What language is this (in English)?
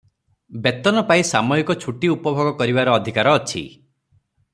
Odia